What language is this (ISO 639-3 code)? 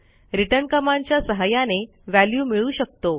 mar